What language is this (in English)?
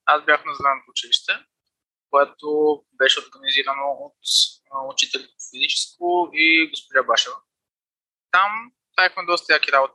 Bulgarian